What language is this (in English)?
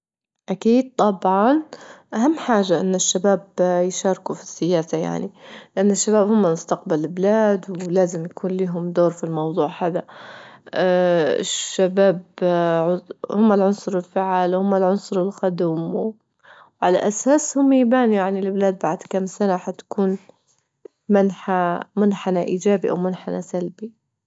Libyan Arabic